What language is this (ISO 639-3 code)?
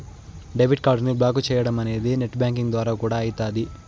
tel